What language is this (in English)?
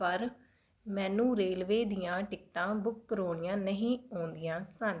Punjabi